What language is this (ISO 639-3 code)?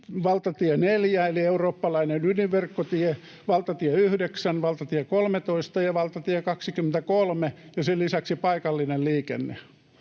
fin